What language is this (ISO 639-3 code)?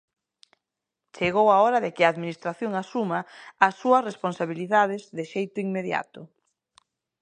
glg